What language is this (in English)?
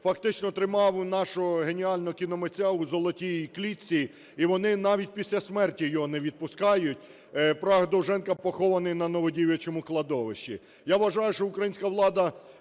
Ukrainian